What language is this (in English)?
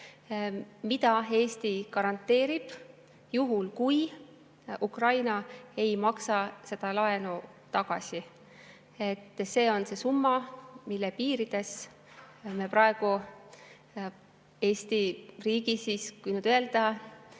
Estonian